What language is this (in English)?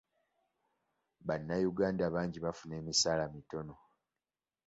Ganda